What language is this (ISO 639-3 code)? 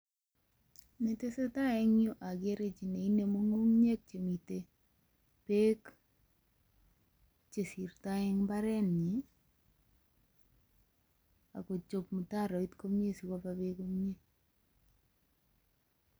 kln